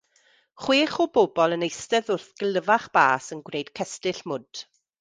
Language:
Welsh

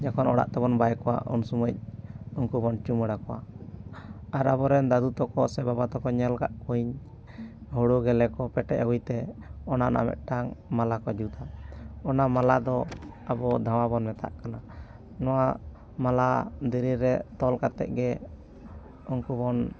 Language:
Santali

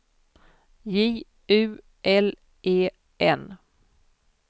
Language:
Swedish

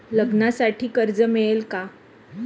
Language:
Marathi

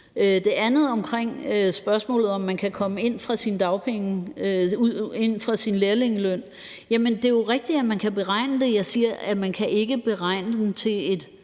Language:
Danish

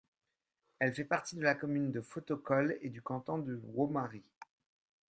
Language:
French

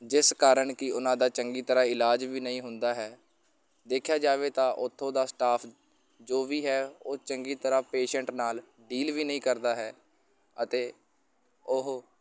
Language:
Punjabi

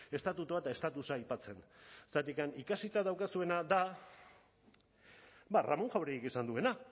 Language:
Basque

